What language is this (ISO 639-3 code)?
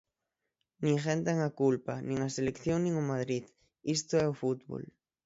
glg